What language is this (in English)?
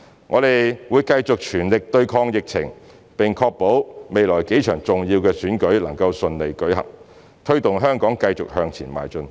Cantonese